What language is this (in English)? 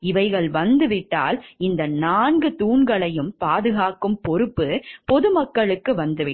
Tamil